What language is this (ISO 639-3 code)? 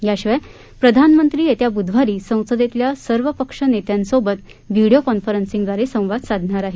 mar